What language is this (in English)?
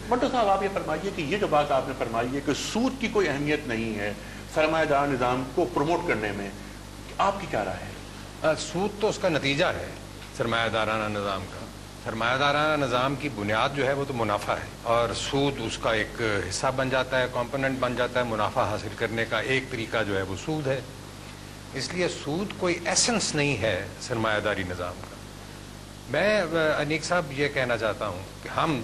Hindi